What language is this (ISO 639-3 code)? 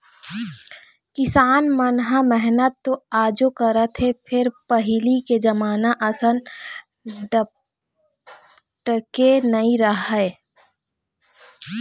hne